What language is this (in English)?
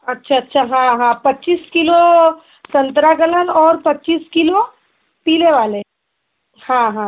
Hindi